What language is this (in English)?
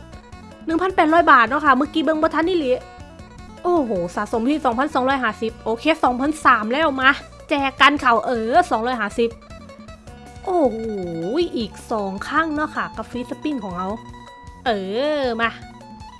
Thai